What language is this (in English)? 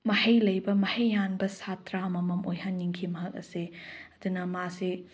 Manipuri